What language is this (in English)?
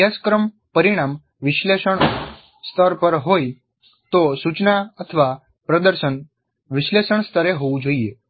Gujarati